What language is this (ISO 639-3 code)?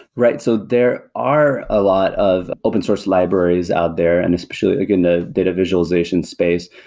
eng